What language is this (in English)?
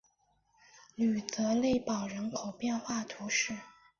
Chinese